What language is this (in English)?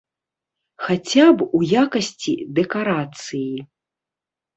Belarusian